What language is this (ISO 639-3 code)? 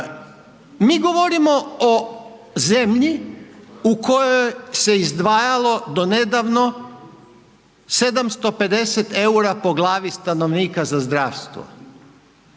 hrv